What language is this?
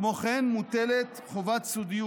Hebrew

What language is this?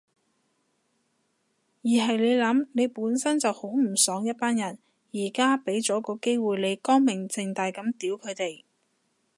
Cantonese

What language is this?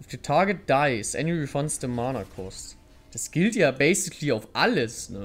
German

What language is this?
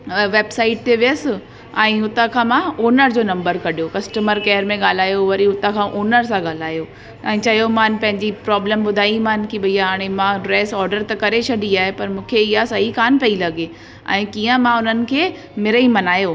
Sindhi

